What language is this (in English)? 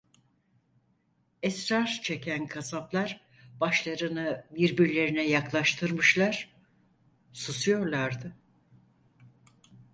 Turkish